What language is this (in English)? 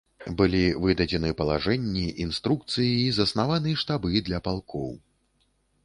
Belarusian